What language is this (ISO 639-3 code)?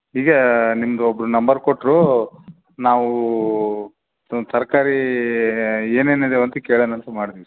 kan